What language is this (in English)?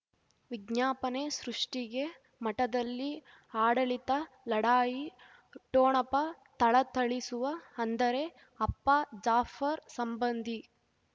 Kannada